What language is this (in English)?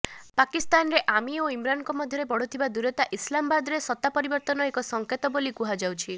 Odia